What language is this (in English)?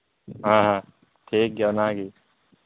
Santali